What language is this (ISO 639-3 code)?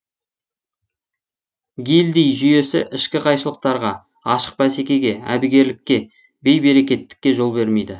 kaz